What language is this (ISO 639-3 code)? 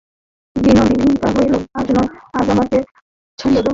ben